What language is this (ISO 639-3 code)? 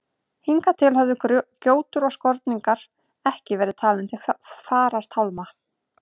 isl